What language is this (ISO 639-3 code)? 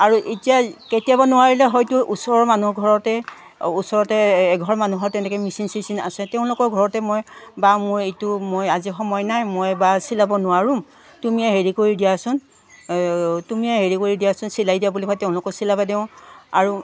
asm